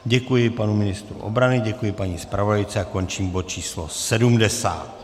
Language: Czech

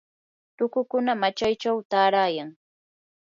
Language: Yanahuanca Pasco Quechua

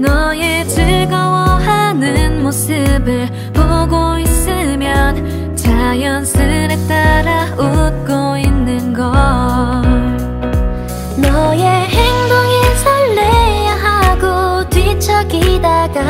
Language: Korean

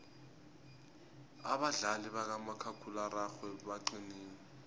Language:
South Ndebele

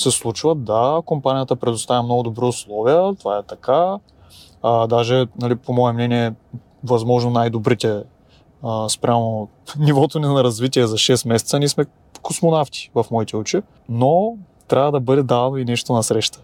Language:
Bulgarian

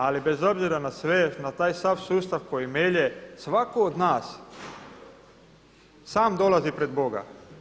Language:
Croatian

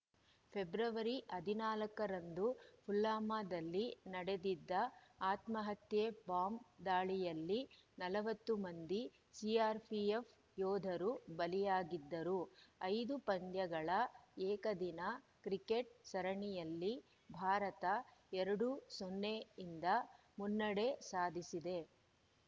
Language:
Kannada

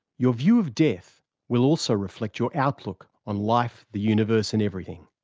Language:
English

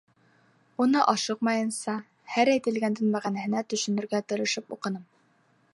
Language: Bashkir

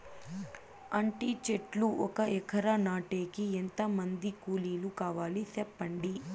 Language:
Telugu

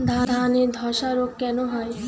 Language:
Bangla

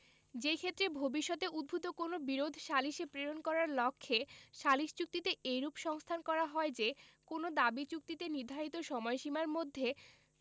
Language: Bangla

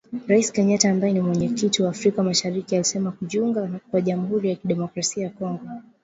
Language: Swahili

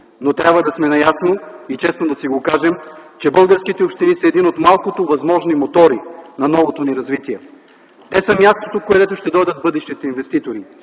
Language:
Bulgarian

